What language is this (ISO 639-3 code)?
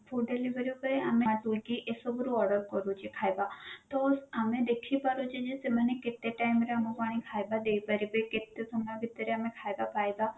ori